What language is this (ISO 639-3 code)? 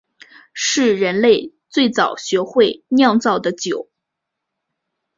zho